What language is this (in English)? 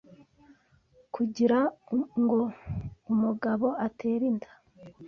Kinyarwanda